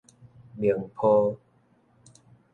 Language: Min Nan Chinese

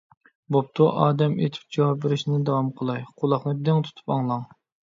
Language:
Uyghur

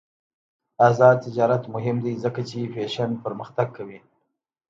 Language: Pashto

